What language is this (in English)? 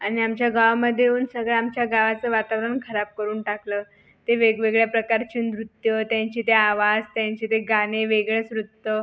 Marathi